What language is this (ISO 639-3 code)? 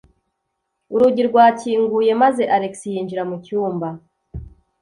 kin